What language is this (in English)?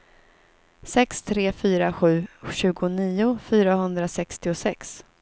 Swedish